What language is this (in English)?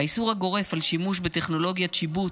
Hebrew